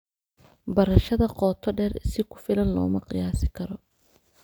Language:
Somali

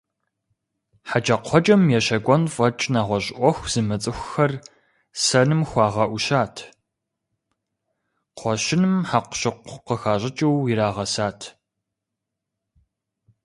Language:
Kabardian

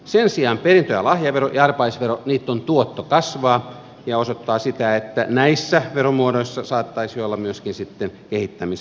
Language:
Finnish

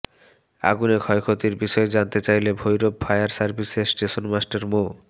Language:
Bangla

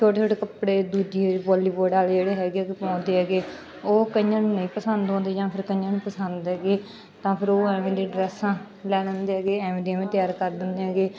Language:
Punjabi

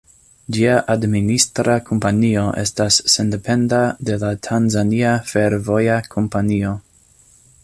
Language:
Esperanto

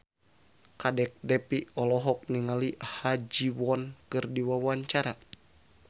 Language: Sundanese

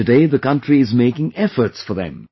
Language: English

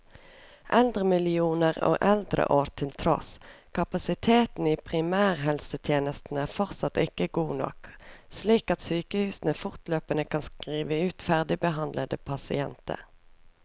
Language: Norwegian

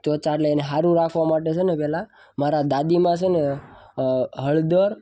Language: Gujarati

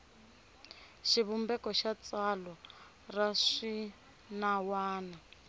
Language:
Tsonga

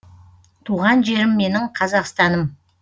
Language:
Kazakh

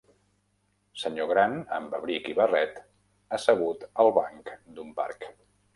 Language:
Catalan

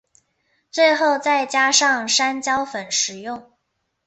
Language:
Chinese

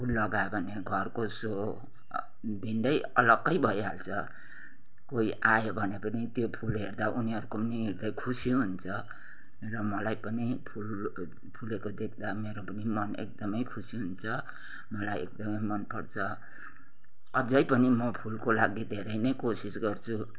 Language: Nepali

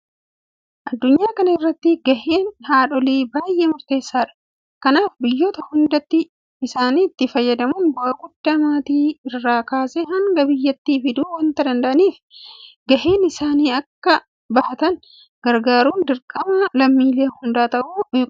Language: Oromo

